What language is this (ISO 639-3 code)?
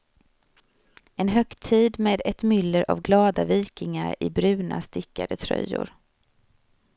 swe